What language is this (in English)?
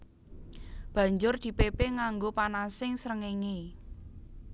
Javanese